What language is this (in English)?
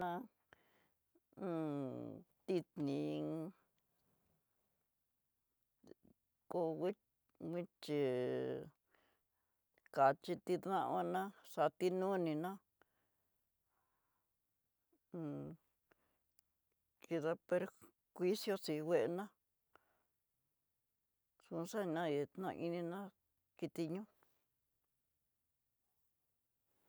Tidaá Mixtec